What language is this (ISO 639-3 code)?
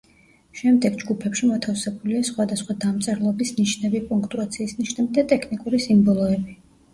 kat